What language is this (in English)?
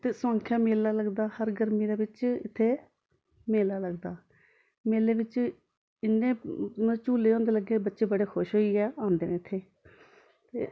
Dogri